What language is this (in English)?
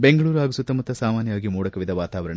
Kannada